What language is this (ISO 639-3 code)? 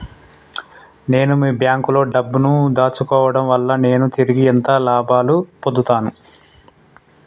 tel